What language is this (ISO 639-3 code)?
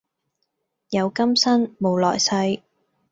yue